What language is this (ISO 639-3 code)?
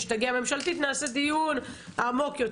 heb